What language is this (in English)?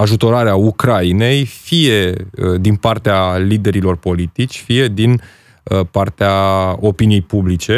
Romanian